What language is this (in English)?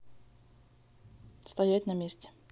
Russian